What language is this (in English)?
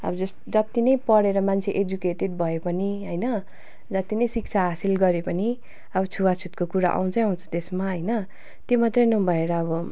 Nepali